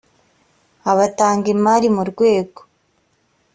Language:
Kinyarwanda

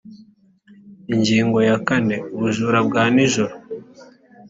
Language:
Kinyarwanda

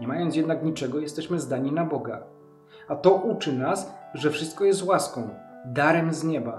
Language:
Polish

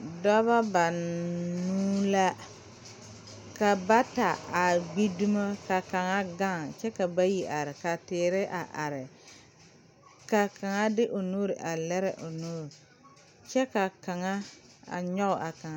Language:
Southern Dagaare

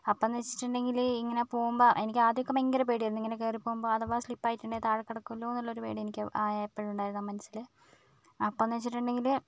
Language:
Malayalam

